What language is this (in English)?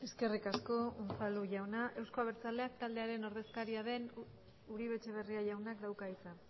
Basque